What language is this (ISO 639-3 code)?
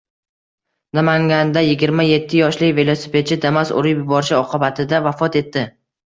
uzb